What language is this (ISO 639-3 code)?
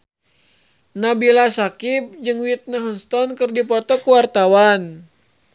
sun